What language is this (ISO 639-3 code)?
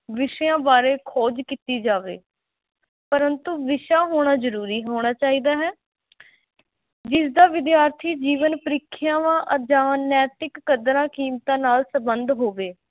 pan